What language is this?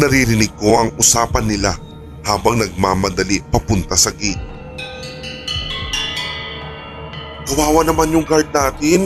Filipino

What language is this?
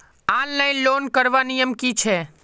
Magahi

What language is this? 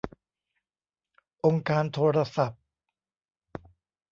Thai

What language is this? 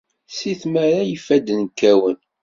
Kabyle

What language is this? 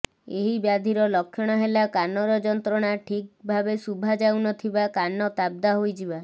Odia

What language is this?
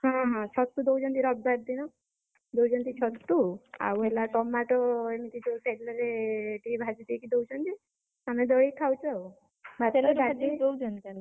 Odia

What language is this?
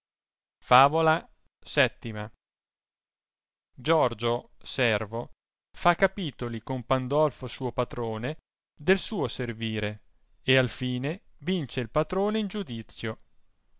Italian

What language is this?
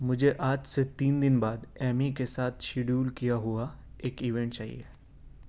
Urdu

